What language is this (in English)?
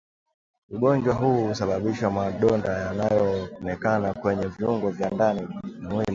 Swahili